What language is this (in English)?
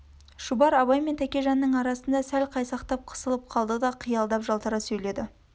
Kazakh